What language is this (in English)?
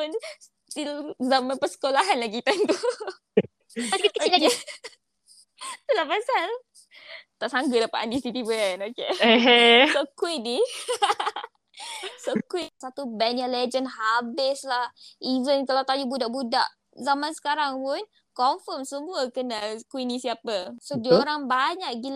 Malay